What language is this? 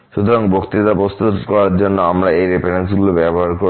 Bangla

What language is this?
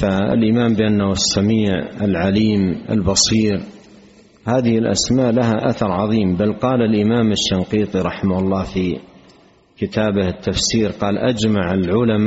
Arabic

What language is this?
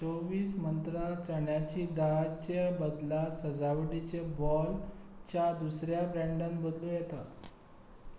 Konkani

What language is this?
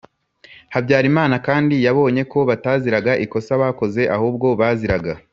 Kinyarwanda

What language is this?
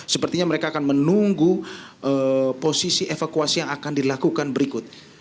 Indonesian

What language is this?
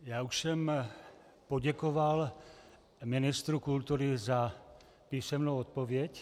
Czech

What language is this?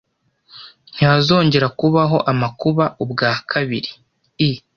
Kinyarwanda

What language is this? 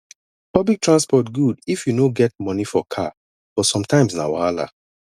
Nigerian Pidgin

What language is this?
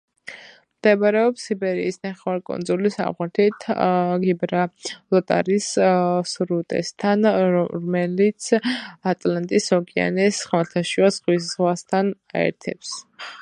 Georgian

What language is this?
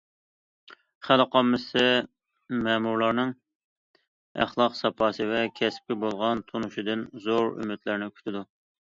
Uyghur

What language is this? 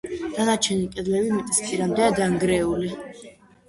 Georgian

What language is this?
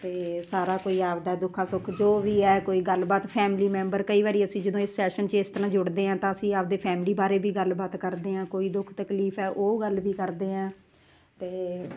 Punjabi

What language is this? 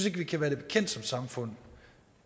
Danish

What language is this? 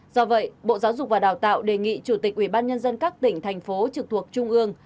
Vietnamese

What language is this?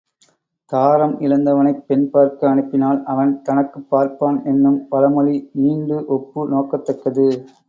Tamil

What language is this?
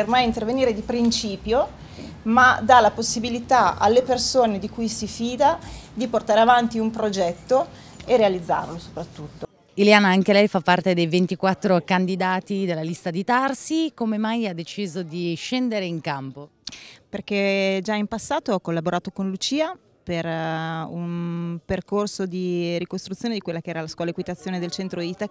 Italian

